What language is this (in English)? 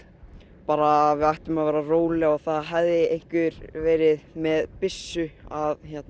Icelandic